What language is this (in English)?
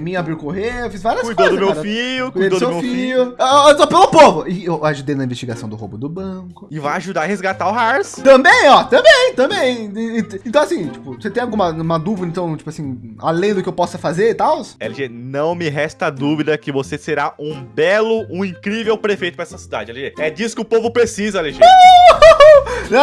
Portuguese